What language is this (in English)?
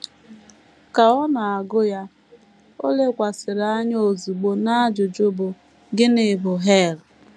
Igbo